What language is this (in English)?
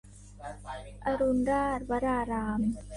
Thai